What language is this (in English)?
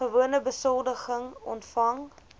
Afrikaans